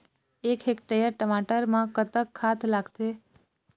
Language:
Chhattisgarhi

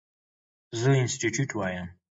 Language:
Pashto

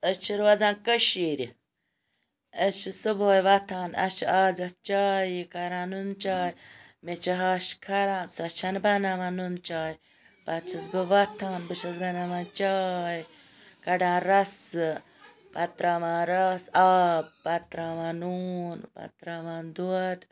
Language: Kashmiri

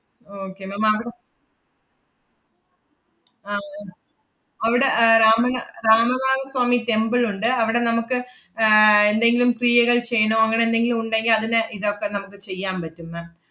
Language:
Malayalam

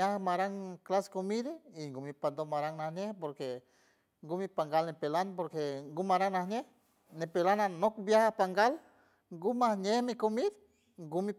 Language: San Francisco Del Mar Huave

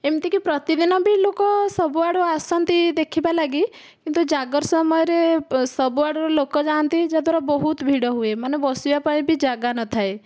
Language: Odia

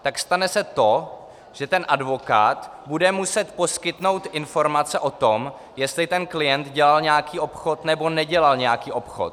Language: Czech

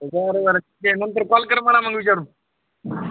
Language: Marathi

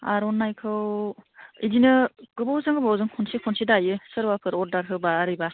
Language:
Bodo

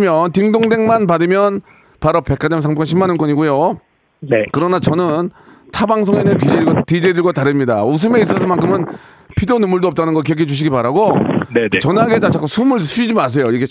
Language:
Korean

